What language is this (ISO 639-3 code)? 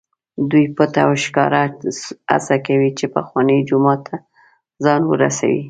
pus